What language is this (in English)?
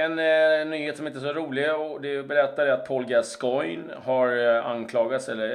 Swedish